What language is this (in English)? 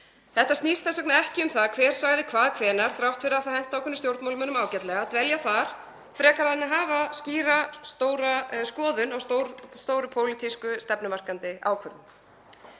Icelandic